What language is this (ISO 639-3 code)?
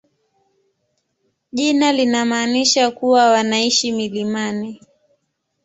swa